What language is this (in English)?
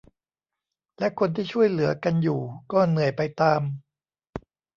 Thai